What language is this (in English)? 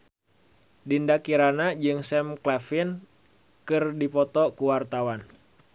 Sundanese